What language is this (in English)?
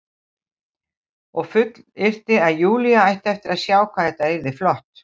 Icelandic